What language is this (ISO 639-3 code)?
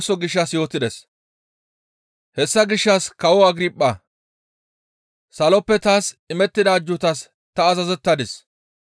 gmv